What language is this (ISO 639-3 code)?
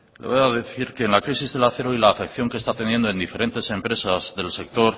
spa